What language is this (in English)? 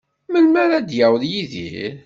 Kabyle